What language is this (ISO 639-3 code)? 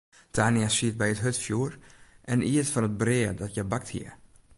fry